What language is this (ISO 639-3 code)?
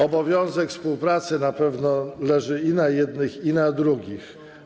pol